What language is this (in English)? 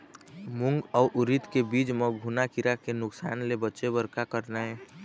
Chhattisgarhi